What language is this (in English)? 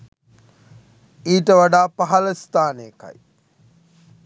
Sinhala